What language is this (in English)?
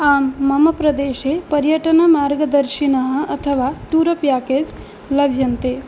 Sanskrit